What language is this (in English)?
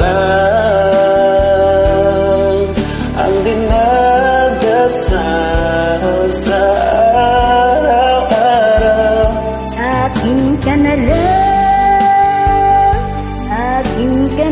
Indonesian